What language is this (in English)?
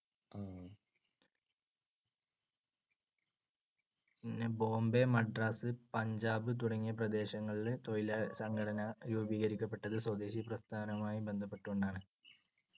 Malayalam